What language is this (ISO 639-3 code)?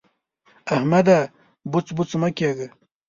pus